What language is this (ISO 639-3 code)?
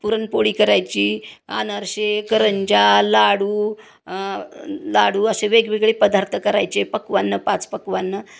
mar